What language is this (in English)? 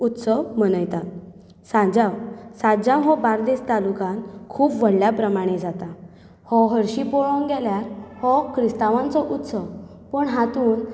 Konkani